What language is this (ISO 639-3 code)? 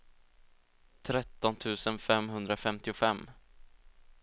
swe